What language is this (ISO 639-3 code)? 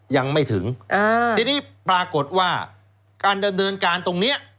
tha